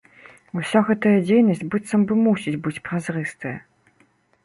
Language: Belarusian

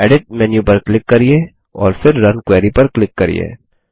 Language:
Hindi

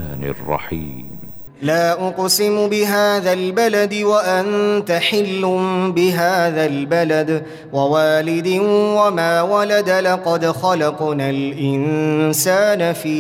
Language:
Arabic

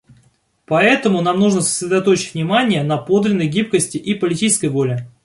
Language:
Russian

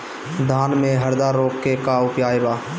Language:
Bhojpuri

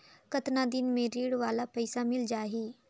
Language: Chhattisgarhi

